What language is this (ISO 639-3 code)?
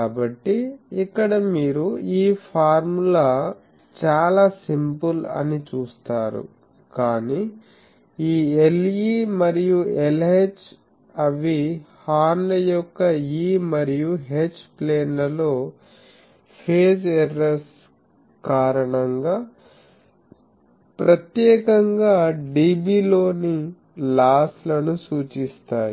tel